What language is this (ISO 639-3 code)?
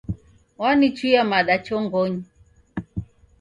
dav